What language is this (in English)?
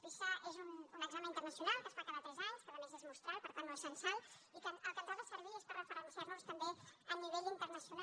Catalan